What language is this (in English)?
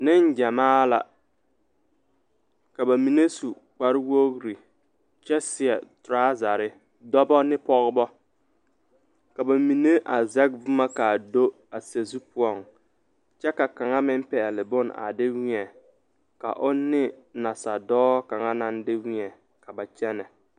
Southern Dagaare